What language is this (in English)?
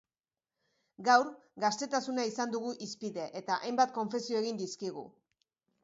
Basque